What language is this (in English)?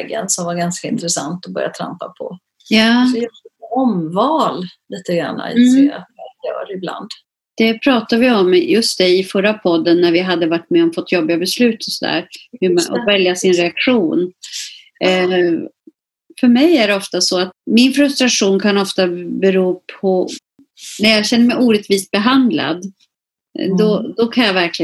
Swedish